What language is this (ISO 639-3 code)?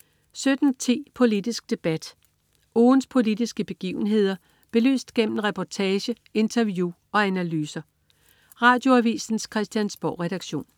dan